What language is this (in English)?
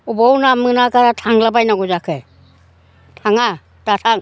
Bodo